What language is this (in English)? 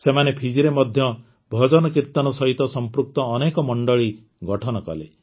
Odia